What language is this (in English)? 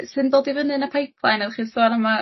Welsh